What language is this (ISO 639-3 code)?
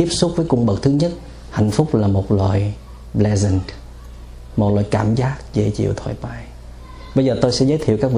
vie